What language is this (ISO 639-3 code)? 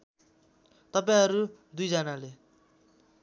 nep